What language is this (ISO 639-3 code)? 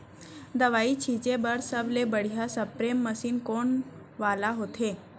hne